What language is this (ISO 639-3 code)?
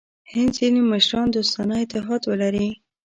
pus